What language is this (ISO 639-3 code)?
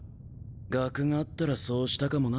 jpn